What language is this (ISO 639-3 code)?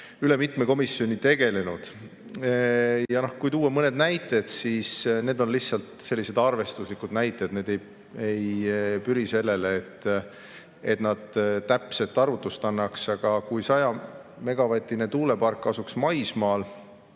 est